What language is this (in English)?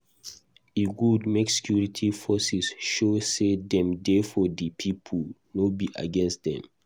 Nigerian Pidgin